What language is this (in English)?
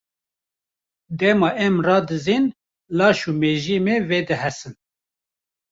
Kurdish